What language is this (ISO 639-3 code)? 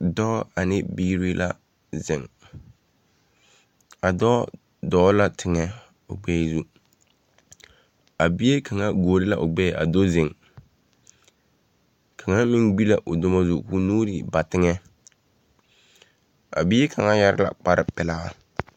dga